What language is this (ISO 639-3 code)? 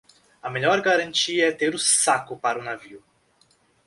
por